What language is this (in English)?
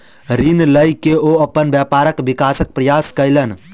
Maithili